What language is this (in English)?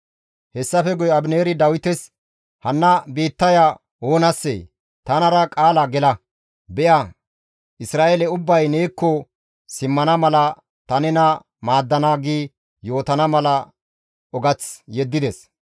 Gamo